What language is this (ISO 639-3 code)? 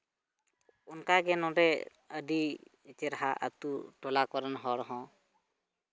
sat